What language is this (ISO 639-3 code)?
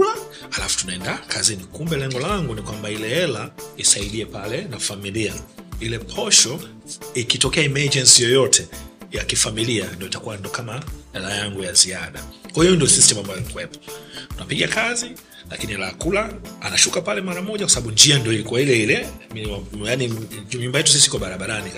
swa